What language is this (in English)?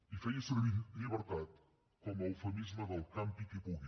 Catalan